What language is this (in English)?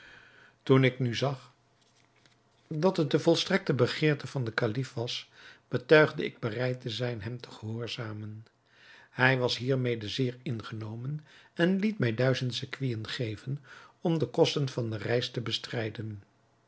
Dutch